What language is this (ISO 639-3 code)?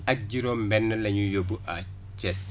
wol